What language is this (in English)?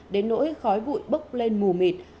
Vietnamese